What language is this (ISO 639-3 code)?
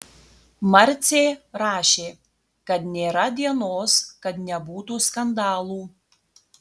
lit